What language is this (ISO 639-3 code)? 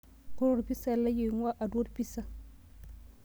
mas